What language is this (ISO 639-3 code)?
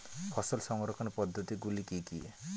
ben